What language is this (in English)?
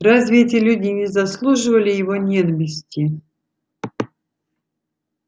Russian